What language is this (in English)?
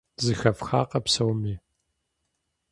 Kabardian